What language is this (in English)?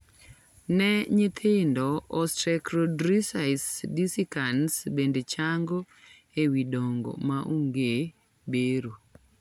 Luo (Kenya and Tanzania)